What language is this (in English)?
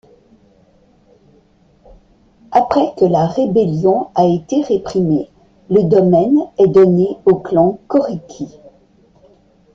French